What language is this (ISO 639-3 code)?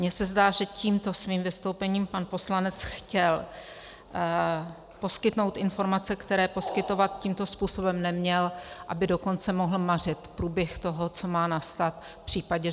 ces